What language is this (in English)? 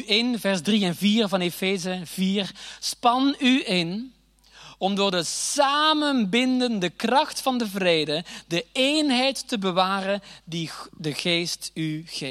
Dutch